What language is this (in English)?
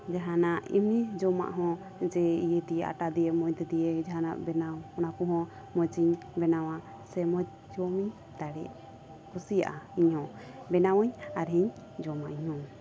Santali